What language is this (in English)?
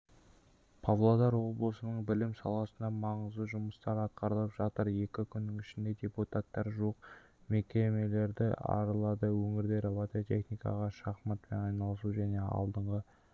Kazakh